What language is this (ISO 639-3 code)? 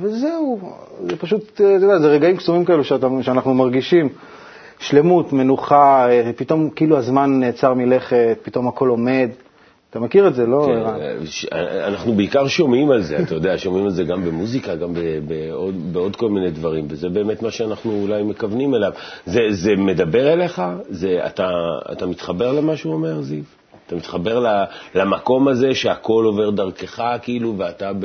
heb